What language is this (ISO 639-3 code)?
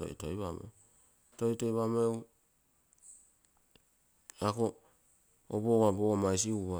buo